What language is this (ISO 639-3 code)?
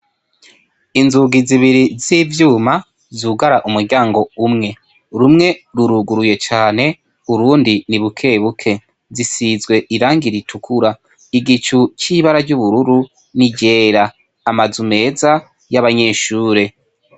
run